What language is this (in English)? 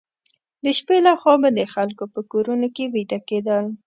Pashto